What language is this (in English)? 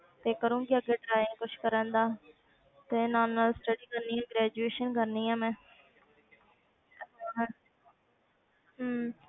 Punjabi